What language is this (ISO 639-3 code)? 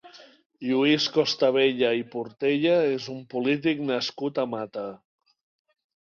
cat